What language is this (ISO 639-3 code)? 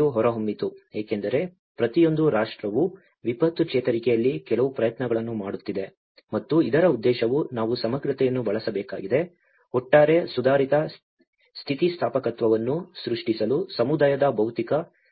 kan